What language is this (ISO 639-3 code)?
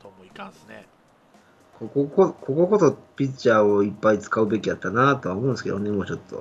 jpn